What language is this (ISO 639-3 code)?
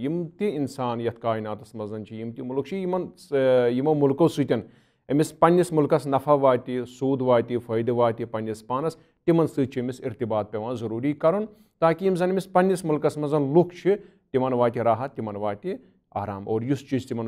eng